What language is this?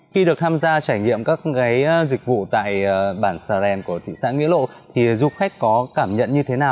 Vietnamese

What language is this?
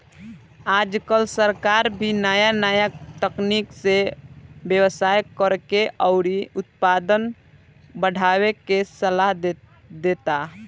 Bhojpuri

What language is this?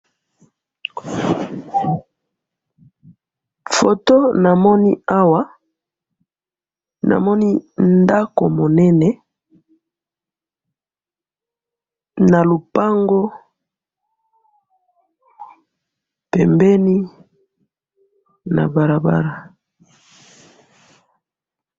Lingala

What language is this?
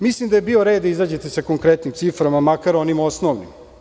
Serbian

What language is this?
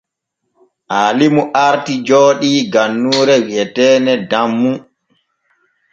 Borgu Fulfulde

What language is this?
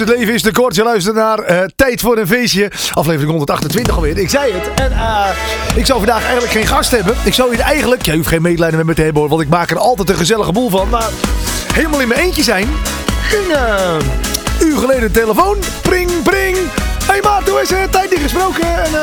Dutch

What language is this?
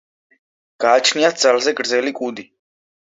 Georgian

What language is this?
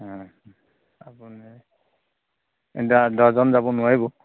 Assamese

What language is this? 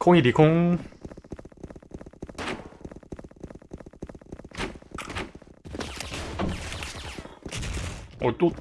Korean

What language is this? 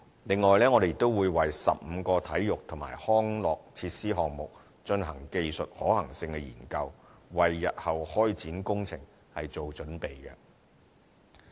Cantonese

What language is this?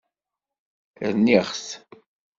Kabyle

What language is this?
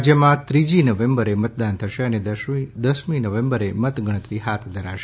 Gujarati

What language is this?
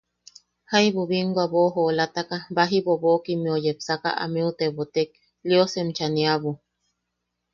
Yaqui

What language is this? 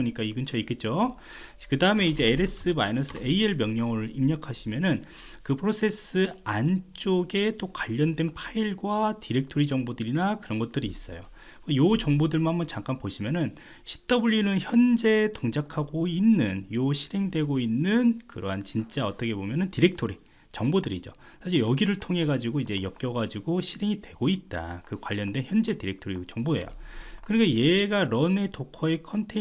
Korean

